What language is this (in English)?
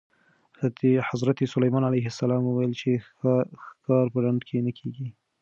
Pashto